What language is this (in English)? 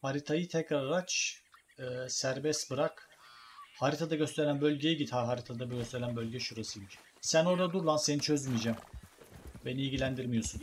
Turkish